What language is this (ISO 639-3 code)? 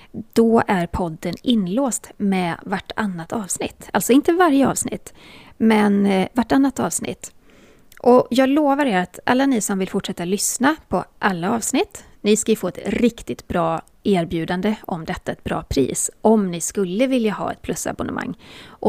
swe